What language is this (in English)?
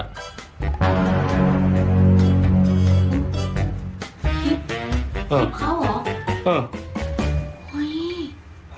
Thai